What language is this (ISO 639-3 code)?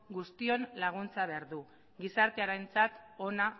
eus